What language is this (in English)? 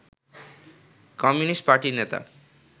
Bangla